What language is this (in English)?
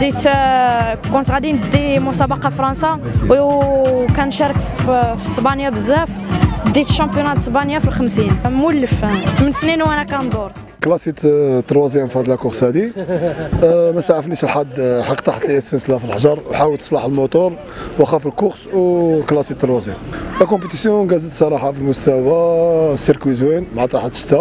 Arabic